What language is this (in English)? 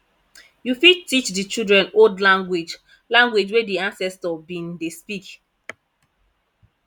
Nigerian Pidgin